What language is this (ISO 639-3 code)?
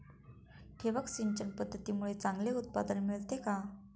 mar